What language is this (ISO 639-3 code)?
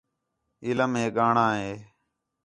xhe